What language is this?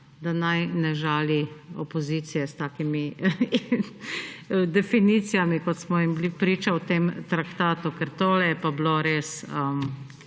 Slovenian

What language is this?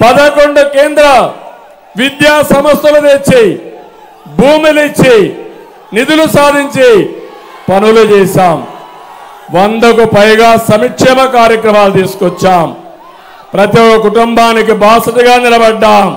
Telugu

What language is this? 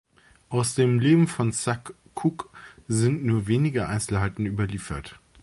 German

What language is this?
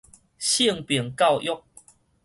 Min Nan Chinese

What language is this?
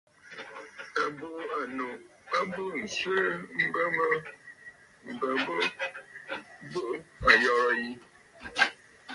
Bafut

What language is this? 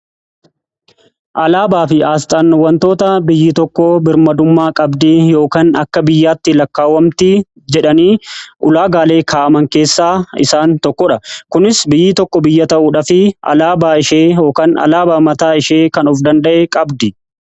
Oromo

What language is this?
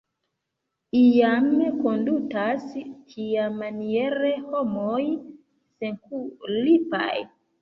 Esperanto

